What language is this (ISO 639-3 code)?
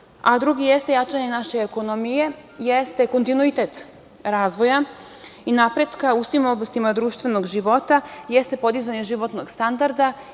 srp